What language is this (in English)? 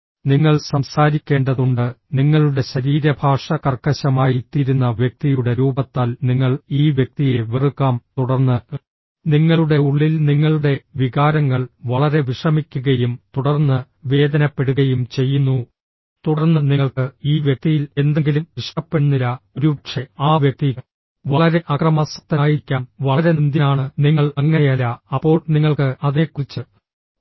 Malayalam